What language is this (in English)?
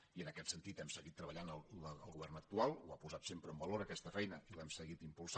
Catalan